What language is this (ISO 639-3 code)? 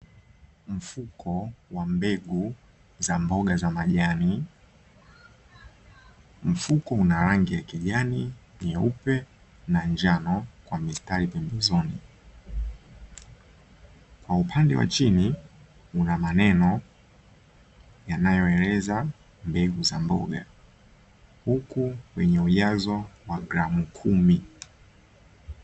swa